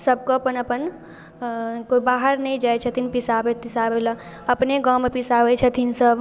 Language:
Maithili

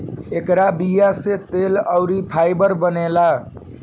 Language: Bhojpuri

